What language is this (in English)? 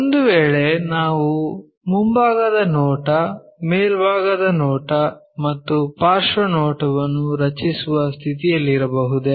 Kannada